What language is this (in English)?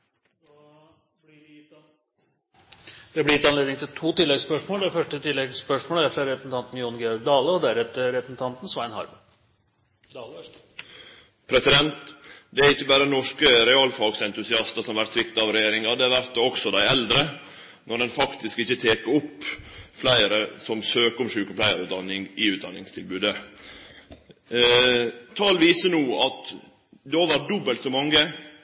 Norwegian